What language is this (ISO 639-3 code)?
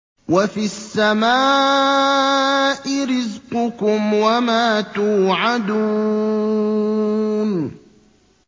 ara